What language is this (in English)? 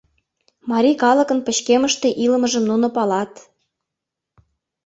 Mari